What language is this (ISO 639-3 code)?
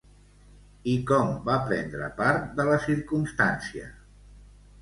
cat